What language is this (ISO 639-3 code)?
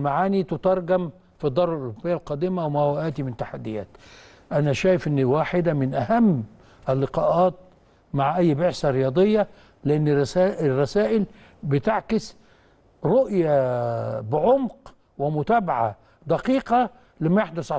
ara